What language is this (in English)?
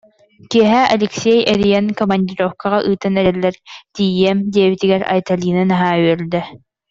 Yakut